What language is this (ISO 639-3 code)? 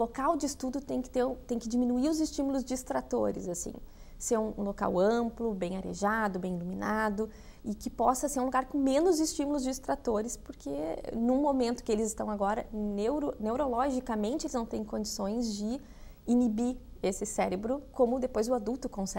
por